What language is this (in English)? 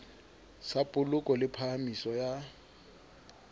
Southern Sotho